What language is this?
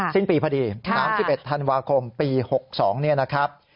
Thai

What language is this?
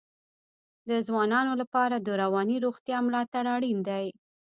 Pashto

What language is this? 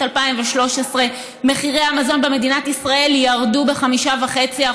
Hebrew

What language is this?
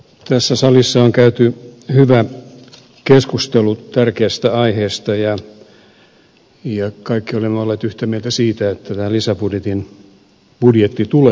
Finnish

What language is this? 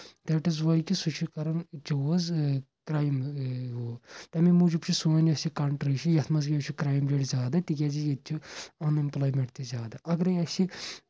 Kashmiri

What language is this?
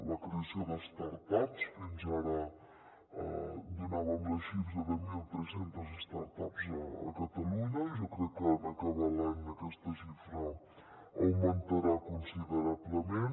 Catalan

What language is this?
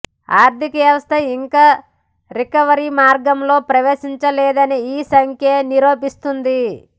Telugu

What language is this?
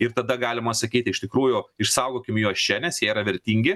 Lithuanian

